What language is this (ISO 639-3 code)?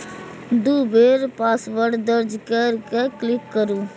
mai